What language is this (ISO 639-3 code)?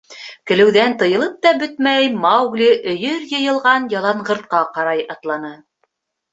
bak